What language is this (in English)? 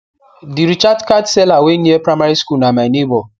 Nigerian Pidgin